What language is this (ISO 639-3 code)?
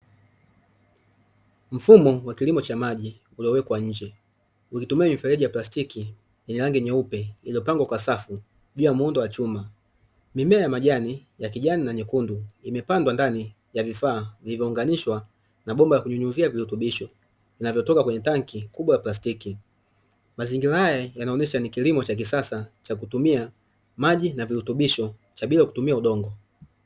swa